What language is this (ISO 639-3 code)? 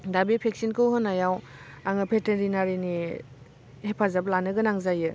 brx